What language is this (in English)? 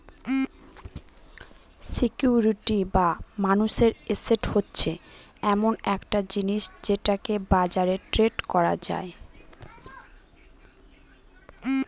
Bangla